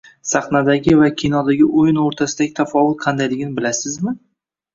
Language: Uzbek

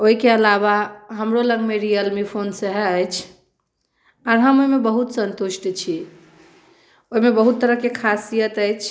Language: Maithili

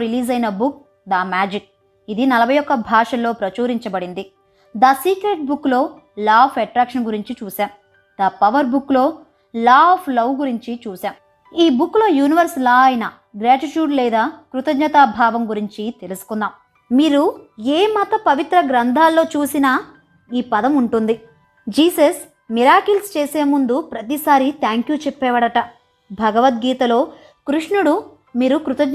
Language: Telugu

